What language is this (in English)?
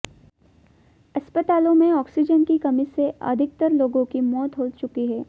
Hindi